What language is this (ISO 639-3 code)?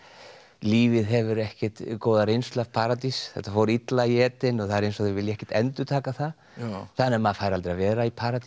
isl